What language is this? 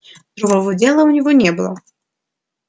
Russian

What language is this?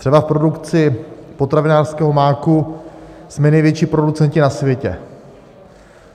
Czech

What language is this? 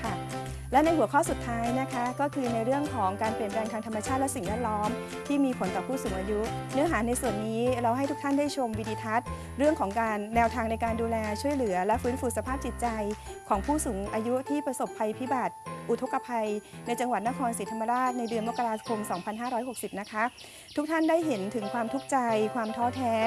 Thai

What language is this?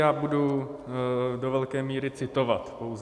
Czech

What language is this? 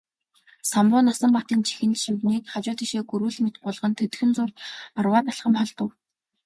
Mongolian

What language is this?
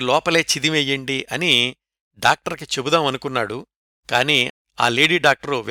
Telugu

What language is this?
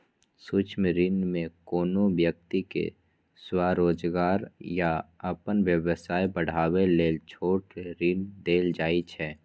Maithili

